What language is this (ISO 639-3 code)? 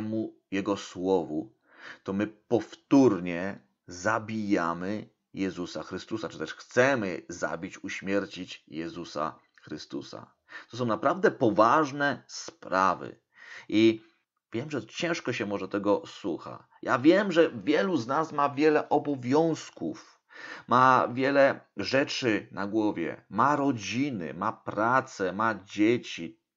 pol